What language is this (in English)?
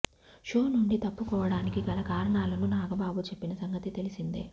Telugu